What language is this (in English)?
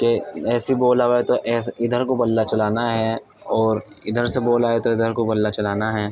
Urdu